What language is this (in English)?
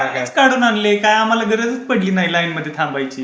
Marathi